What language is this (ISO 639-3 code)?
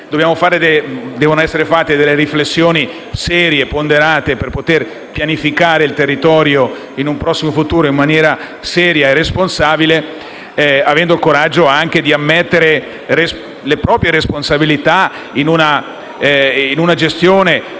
ita